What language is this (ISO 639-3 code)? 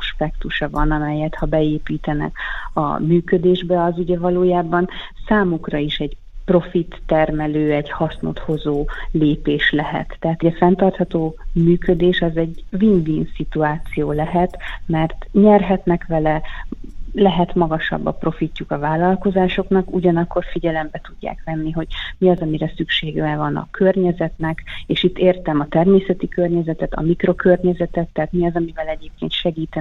hun